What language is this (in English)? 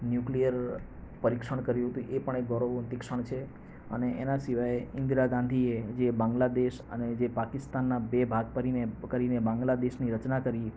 Gujarati